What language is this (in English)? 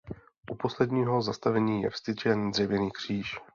Czech